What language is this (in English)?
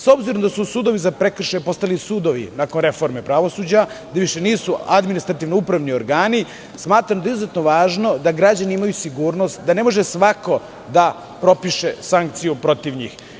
Serbian